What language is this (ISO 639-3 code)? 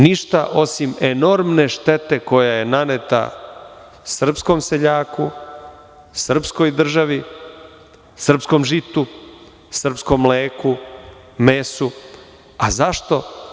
srp